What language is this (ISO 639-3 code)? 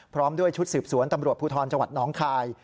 tha